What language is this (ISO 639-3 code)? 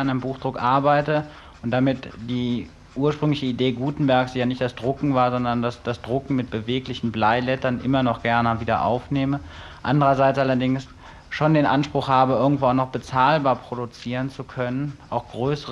deu